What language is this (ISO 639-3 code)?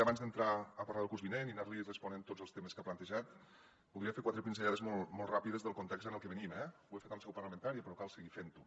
cat